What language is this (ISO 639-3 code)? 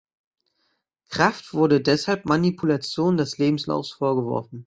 deu